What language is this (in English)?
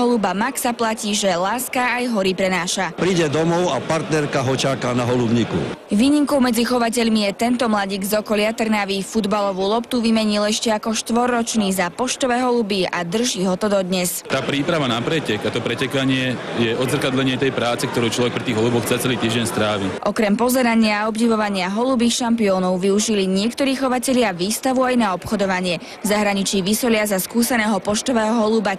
Slovak